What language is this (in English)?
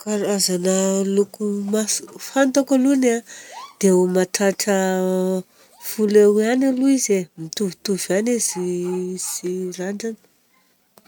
Southern Betsimisaraka Malagasy